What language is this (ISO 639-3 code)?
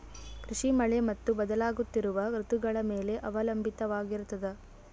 kan